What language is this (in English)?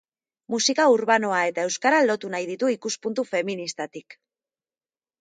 Basque